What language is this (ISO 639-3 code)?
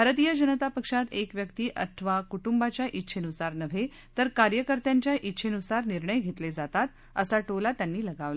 mar